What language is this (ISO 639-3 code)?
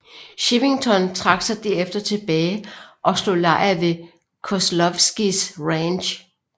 dan